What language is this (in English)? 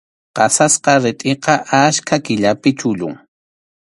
Arequipa-La Unión Quechua